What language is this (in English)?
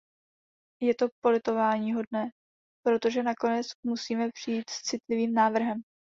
Czech